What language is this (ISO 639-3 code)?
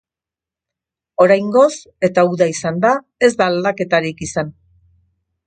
eus